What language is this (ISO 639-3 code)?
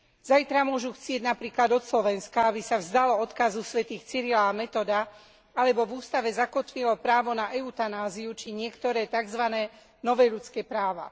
slk